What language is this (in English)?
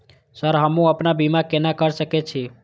Maithili